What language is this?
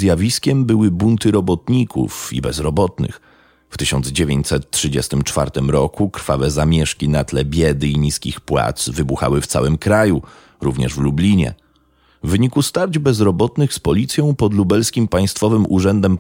Polish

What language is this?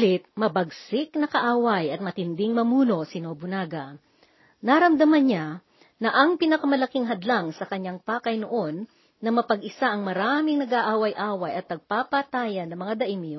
Filipino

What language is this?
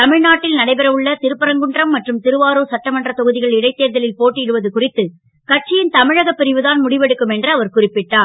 Tamil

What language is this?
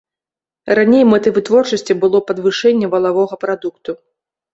Belarusian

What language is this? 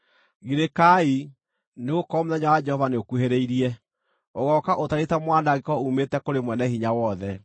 Kikuyu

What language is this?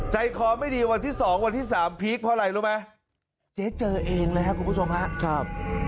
Thai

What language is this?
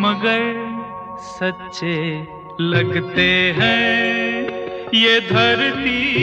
Hindi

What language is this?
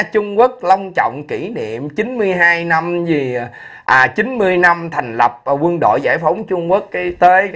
Vietnamese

